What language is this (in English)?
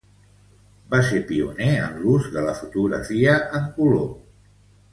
Catalan